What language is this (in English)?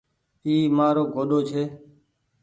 Goaria